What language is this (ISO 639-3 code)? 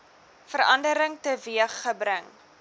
afr